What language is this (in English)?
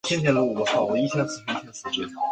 Chinese